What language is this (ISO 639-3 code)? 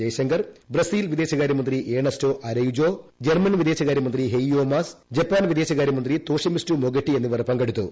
mal